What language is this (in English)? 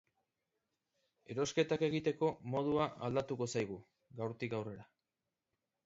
Basque